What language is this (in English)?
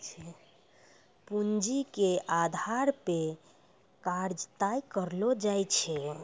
Maithili